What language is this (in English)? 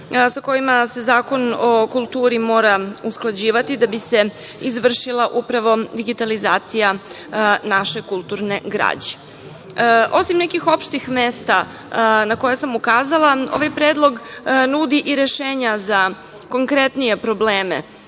Serbian